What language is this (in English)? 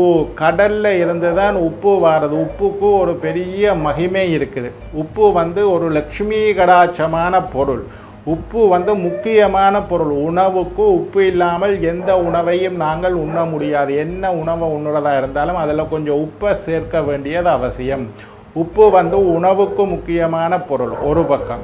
Indonesian